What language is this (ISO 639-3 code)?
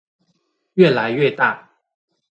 zho